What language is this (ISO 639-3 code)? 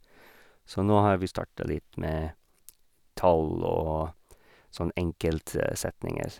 nor